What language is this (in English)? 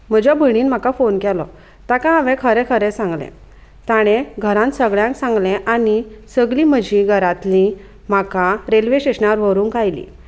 Konkani